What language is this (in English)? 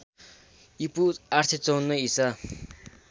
Nepali